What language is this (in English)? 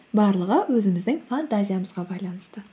Kazakh